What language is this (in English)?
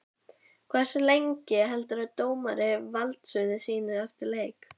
Icelandic